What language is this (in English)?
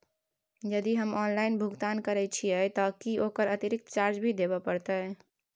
Maithili